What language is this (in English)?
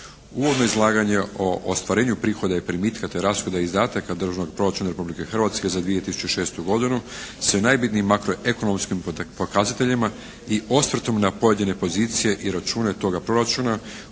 Croatian